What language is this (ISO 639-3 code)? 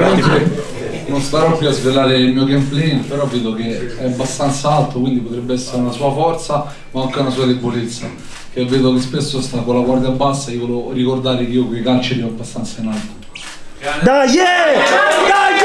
ita